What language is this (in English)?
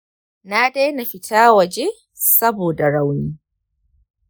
Hausa